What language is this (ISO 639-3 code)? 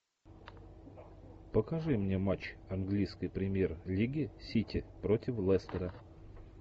rus